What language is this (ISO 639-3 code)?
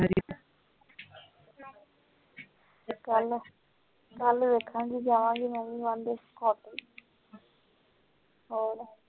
pan